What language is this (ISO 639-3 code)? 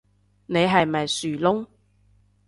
yue